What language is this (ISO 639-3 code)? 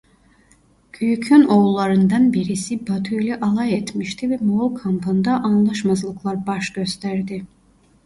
tur